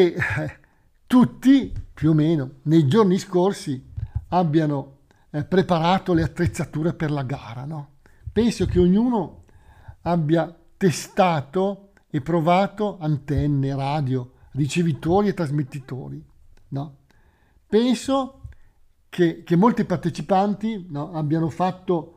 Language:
Italian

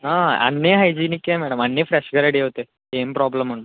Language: Telugu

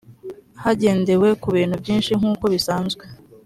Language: Kinyarwanda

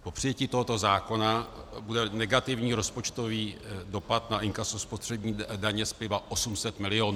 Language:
Czech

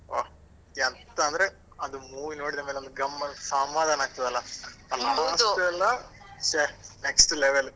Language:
Kannada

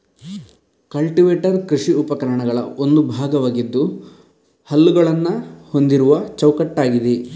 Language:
Kannada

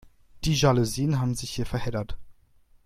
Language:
German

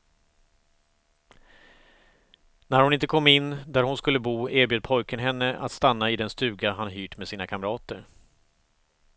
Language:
Swedish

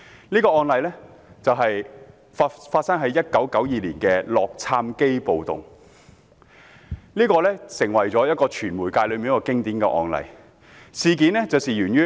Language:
Cantonese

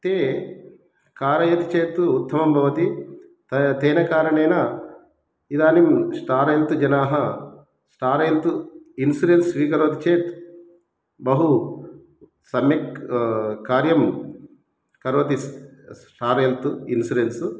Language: Sanskrit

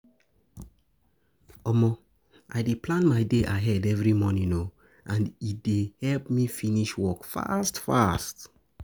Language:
Nigerian Pidgin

